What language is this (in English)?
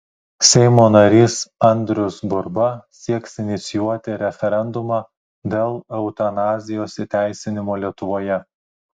Lithuanian